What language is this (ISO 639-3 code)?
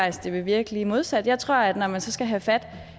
dan